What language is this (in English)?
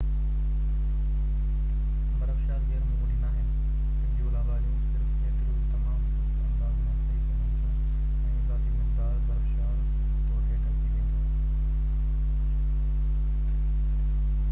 Sindhi